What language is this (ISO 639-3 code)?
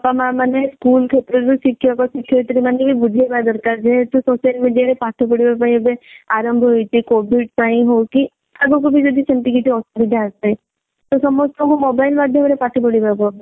ori